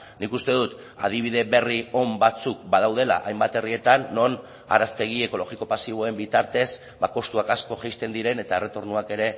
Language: Basque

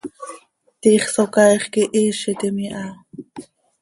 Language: Seri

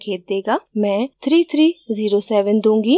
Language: Hindi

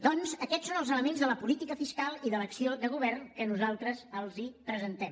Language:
Catalan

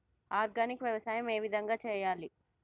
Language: Telugu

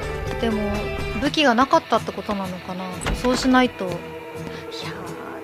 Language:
Japanese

